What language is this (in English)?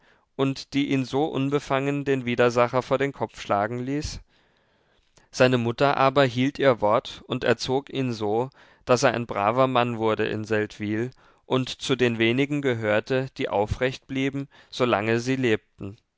German